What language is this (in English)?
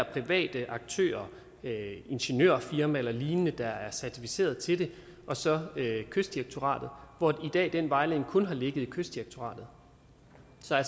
Danish